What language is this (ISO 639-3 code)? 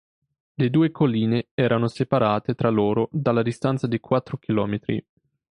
ita